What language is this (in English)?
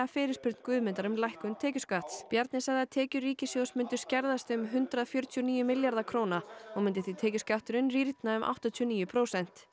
Icelandic